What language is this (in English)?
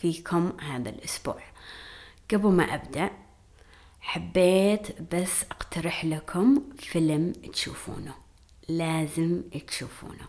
Arabic